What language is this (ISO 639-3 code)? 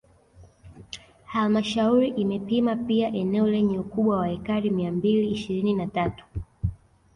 swa